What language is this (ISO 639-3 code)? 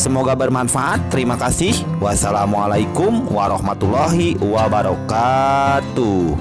ind